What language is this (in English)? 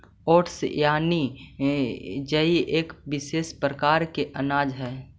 Magahi